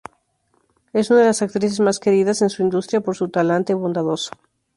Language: Spanish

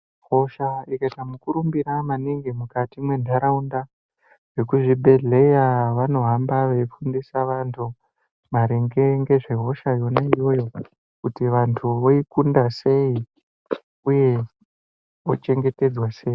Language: Ndau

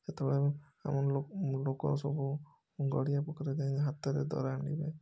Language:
Odia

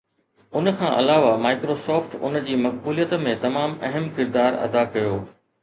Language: Sindhi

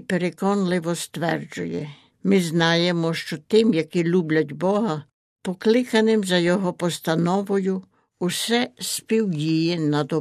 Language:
Ukrainian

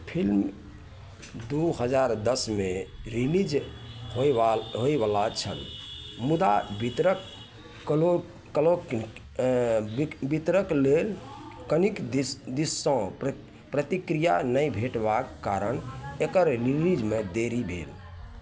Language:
Maithili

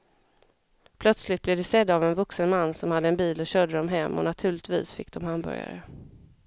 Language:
Swedish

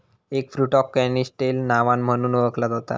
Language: Marathi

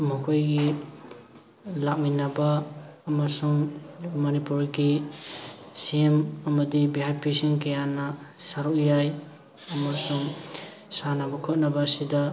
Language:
Manipuri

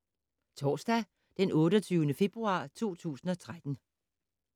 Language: Danish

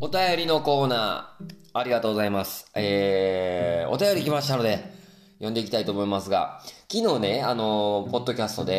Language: Japanese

